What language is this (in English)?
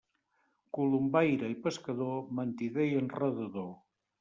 Catalan